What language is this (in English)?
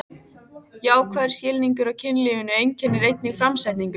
Icelandic